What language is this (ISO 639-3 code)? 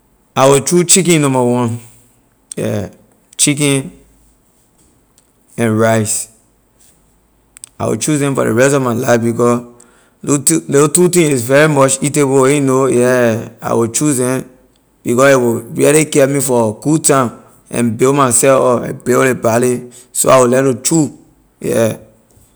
lir